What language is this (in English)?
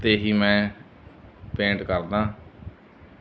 Punjabi